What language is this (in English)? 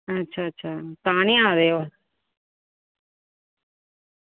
Dogri